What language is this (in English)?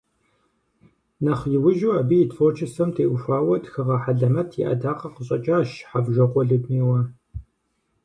Kabardian